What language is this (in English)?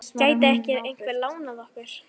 Icelandic